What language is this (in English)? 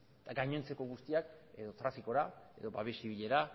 Basque